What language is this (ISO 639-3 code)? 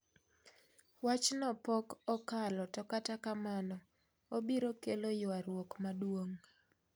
luo